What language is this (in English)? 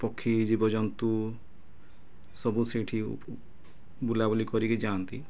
Odia